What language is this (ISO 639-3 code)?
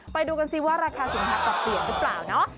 tha